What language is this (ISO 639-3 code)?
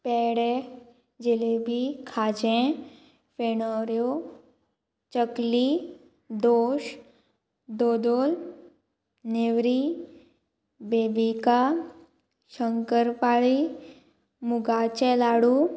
kok